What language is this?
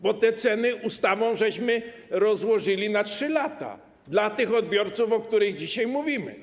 Polish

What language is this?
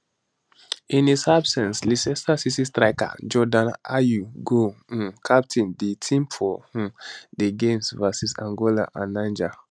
Nigerian Pidgin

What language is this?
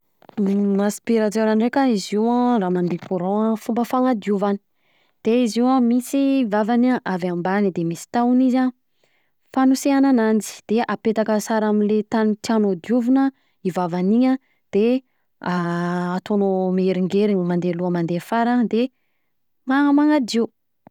Southern Betsimisaraka Malagasy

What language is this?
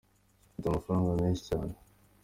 Kinyarwanda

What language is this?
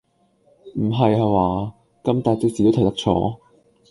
Cantonese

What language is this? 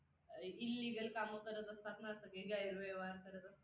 Marathi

